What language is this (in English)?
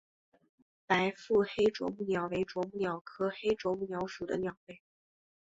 Chinese